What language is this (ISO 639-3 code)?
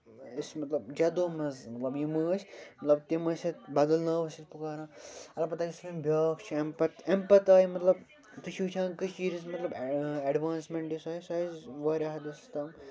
kas